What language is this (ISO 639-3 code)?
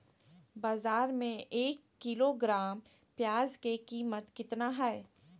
mag